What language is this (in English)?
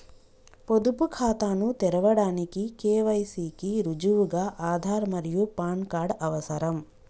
Telugu